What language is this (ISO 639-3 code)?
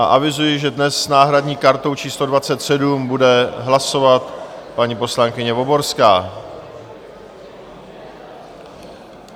ces